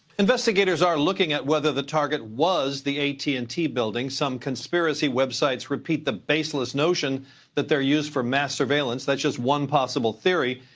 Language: English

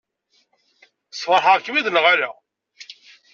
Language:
Kabyle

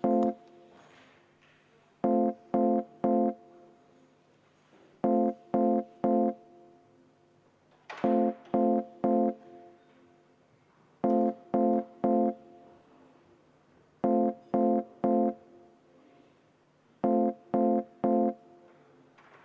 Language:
Estonian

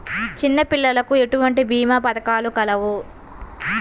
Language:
Telugu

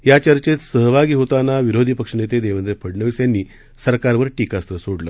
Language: Marathi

